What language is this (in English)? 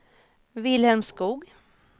Swedish